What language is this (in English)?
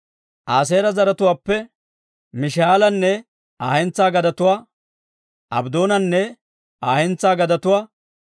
Dawro